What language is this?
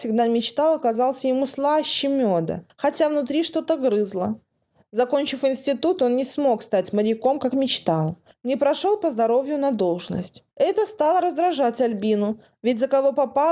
Russian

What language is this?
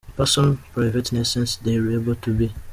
Kinyarwanda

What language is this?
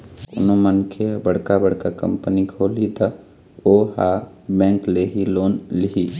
Chhattisgarhi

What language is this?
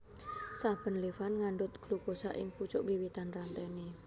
Javanese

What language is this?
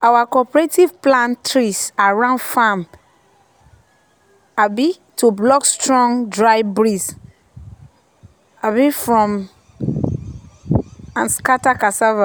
Nigerian Pidgin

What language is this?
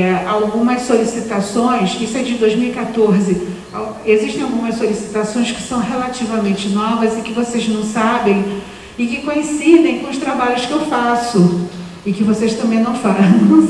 Portuguese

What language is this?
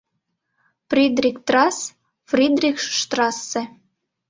Mari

